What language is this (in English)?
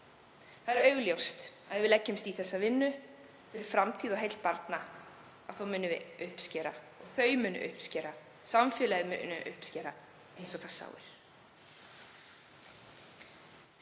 Icelandic